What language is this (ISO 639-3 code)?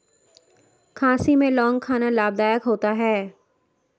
hin